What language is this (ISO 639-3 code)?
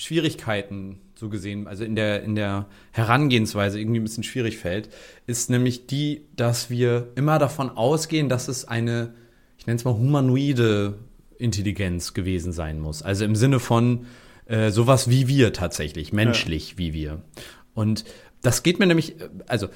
deu